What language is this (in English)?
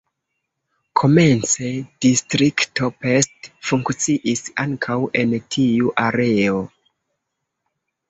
Esperanto